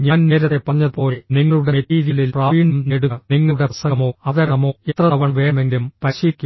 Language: Malayalam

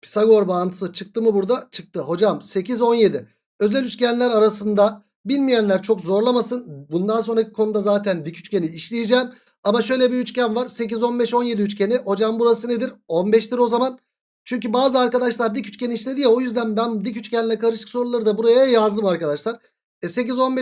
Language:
Turkish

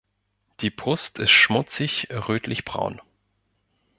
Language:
German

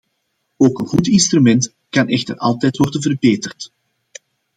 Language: Dutch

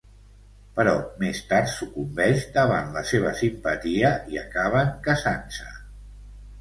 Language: Catalan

